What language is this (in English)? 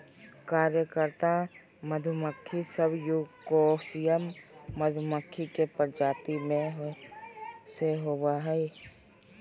Magahi